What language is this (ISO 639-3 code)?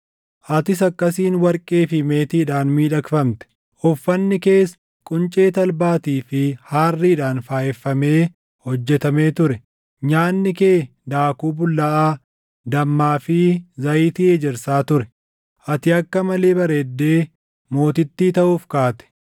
orm